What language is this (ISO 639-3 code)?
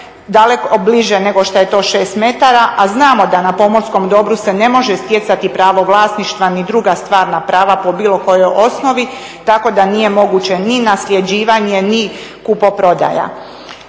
hrv